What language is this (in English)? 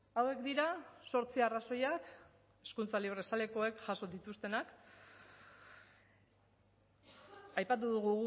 Basque